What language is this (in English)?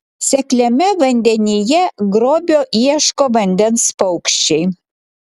Lithuanian